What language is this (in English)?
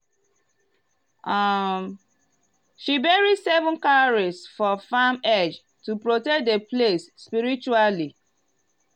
Nigerian Pidgin